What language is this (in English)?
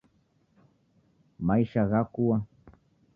Taita